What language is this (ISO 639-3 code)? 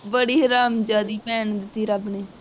pan